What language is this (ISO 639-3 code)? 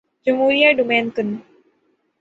urd